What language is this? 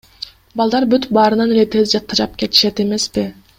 Kyrgyz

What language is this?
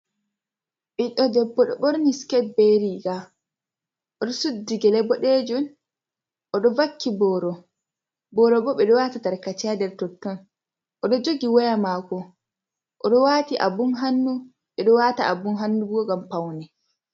Fula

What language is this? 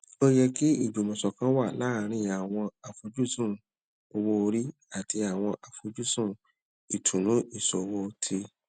Yoruba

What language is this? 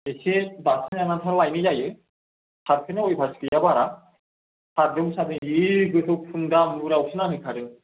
Bodo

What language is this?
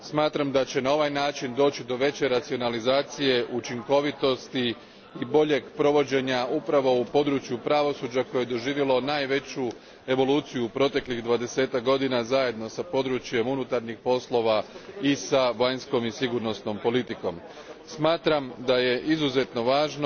Croatian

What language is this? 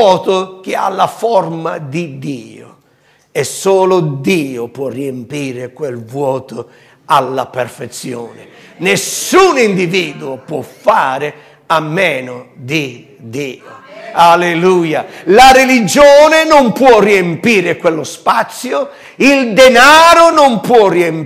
Italian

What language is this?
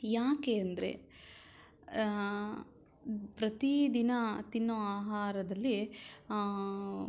Kannada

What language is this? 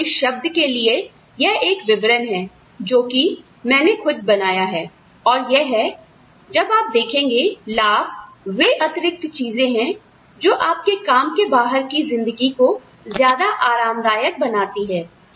Hindi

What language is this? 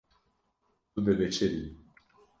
Kurdish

